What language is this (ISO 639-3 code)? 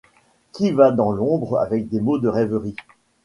fra